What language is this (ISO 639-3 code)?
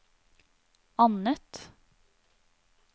nor